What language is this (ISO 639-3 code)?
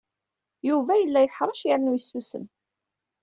kab